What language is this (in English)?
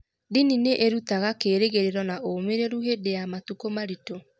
Kikuyu